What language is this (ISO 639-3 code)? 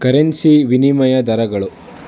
kan